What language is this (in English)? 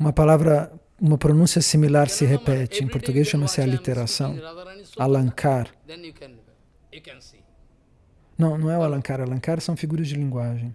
Portuguese